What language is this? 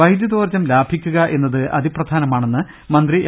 Malayalam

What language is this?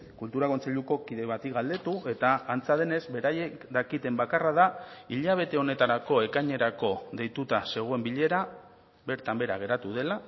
Basque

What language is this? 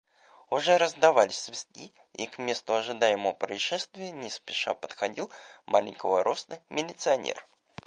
Russian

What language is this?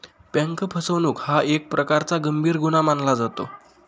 Marathi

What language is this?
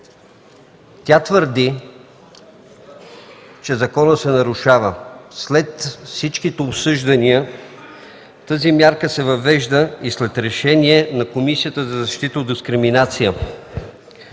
Bulgarian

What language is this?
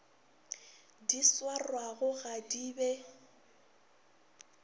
Northern Sotho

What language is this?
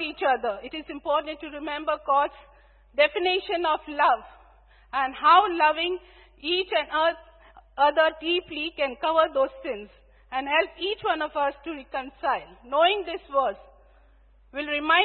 English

